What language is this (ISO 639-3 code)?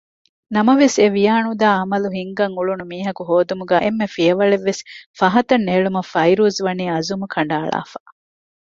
div